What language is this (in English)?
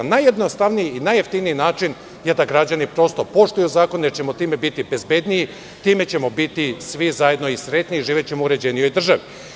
Serbian